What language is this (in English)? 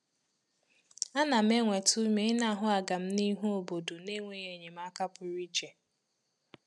Igbo